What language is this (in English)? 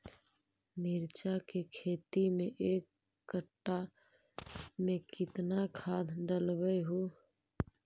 Magahi